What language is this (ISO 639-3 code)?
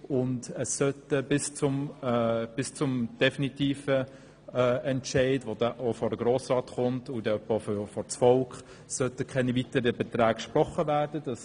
gsw